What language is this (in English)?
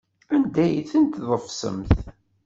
Kabyle